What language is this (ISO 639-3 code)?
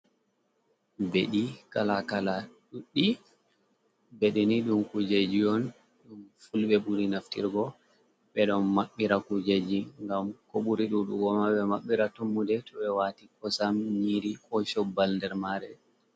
ful